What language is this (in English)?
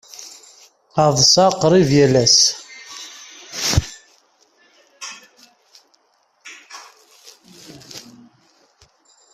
Kabyle